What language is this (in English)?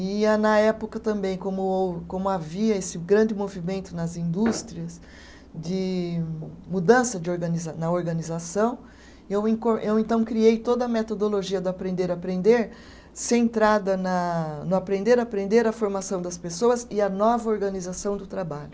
Portuguese